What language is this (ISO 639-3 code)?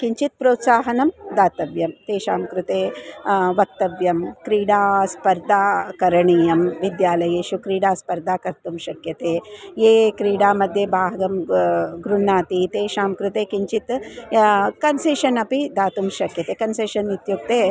san